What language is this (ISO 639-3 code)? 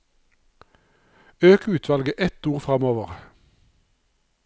nor